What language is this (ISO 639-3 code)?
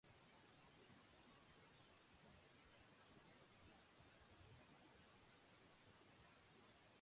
eus